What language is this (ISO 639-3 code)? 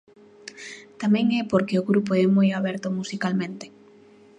glg